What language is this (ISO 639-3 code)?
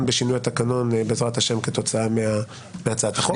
heb